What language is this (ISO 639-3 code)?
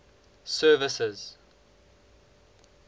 eng